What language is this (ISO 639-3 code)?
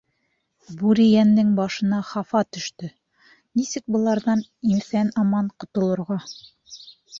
bak